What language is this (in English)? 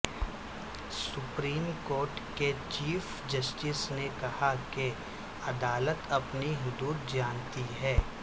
Urdu